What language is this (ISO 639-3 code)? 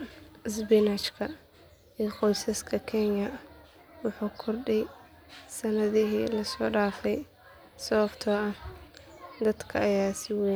som